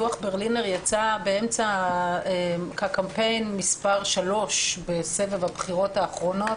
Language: Hebrew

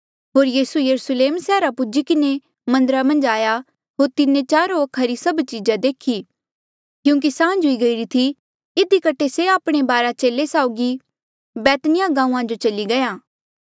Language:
Mandeali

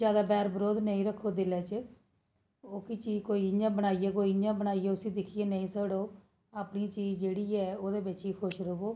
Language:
Dogri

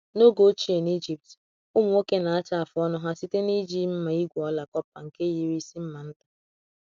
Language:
Igbo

